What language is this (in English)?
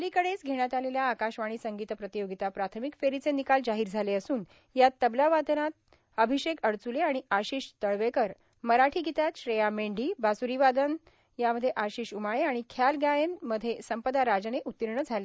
Marathi